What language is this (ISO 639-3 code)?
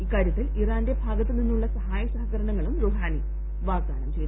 mal